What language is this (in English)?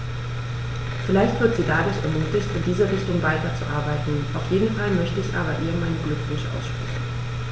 German